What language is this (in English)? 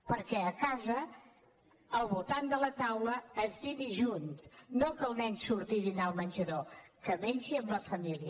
Catalan